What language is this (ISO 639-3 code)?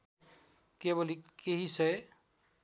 nep